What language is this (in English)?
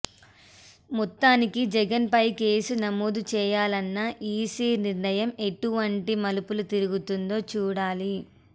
Telugu